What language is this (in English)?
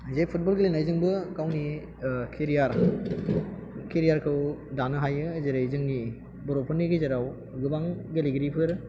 Bodo